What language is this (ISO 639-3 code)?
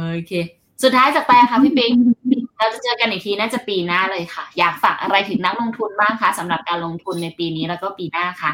tha